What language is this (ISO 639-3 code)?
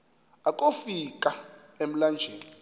xho